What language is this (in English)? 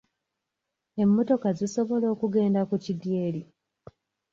Ganda